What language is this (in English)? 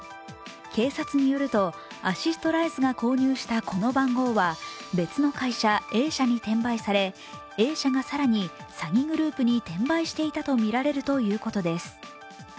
Japanese